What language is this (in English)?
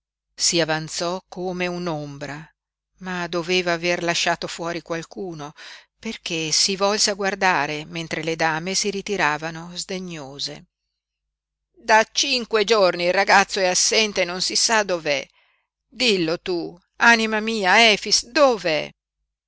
Italian